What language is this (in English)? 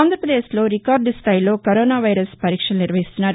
Telugu